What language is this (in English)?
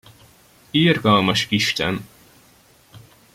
Hungarian